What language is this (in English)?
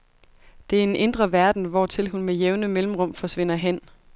Danish